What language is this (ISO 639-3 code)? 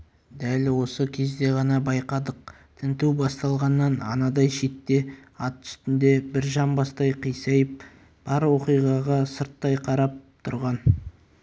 kaz